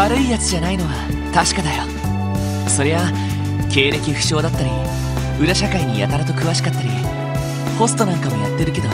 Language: Japanese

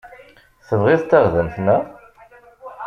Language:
Kabyle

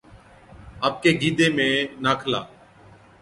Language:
Od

